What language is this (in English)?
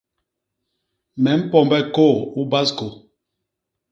Basaa